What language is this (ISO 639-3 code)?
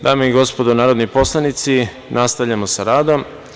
srp